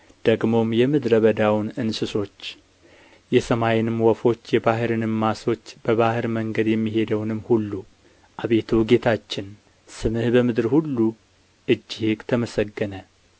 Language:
Amharic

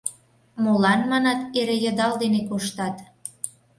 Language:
Mari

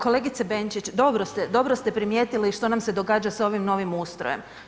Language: Croatian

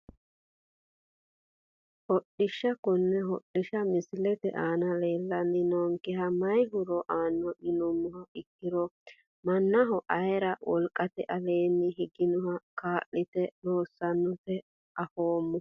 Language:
Sidamo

